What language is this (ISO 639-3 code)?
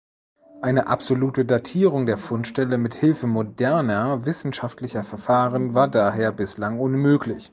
deu